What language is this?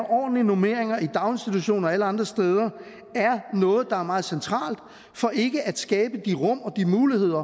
Danish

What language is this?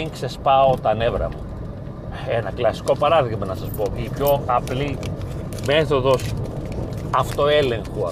Greek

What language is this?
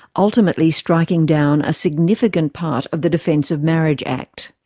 English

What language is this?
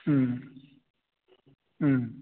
Manipuri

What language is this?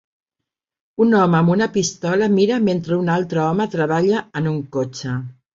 Catalan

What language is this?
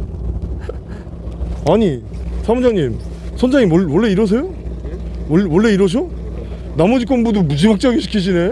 Korean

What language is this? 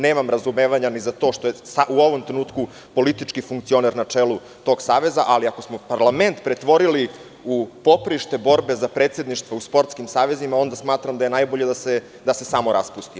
Serbian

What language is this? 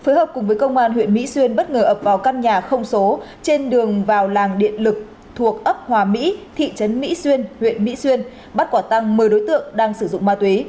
Vietnamese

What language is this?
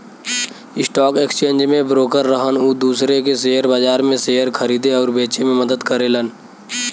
Bhojpuri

